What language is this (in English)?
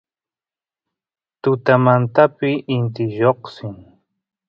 Santiago del Estero Quichua